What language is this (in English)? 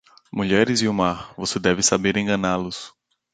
Portuguese